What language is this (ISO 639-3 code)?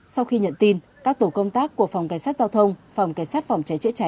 vie